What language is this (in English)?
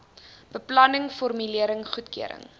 Afrikaans